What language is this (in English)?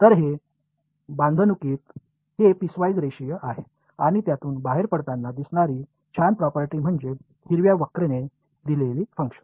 Marathi